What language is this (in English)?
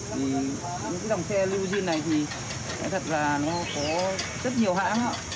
Vietnamese